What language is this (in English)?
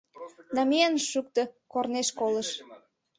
Mari